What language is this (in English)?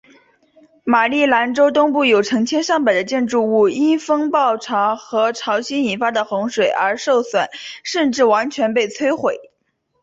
Chinese